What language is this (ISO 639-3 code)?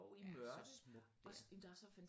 dan